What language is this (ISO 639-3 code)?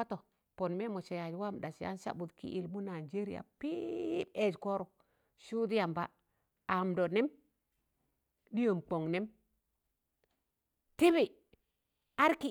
tan